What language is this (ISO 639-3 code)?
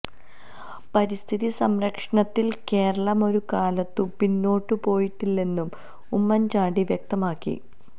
mal